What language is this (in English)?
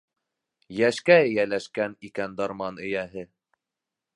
Bashkir